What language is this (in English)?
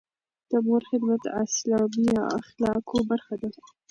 Pashto